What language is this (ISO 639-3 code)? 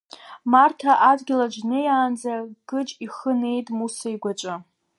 abk